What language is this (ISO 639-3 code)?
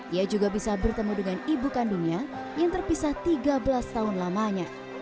ind